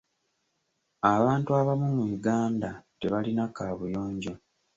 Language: Ganda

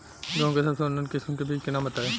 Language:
Bhojpuri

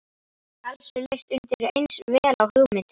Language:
Icelandic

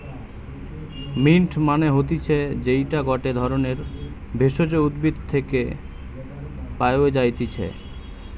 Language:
Bangla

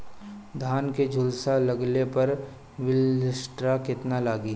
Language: Bhojpuri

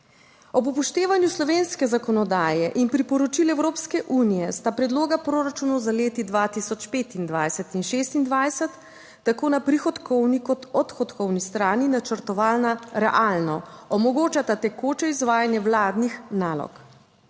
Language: Slovenian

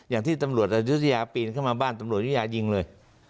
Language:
Thai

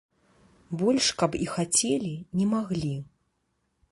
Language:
Belarusian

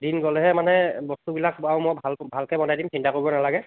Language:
Assamese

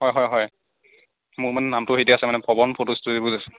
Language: Assamese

